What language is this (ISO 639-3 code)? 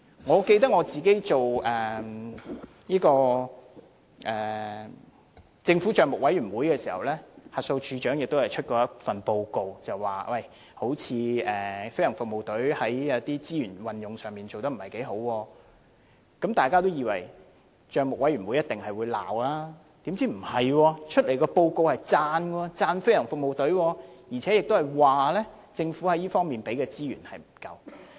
yue